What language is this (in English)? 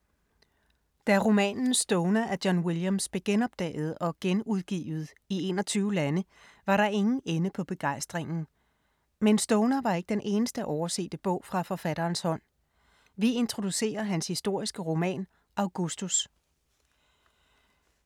Danish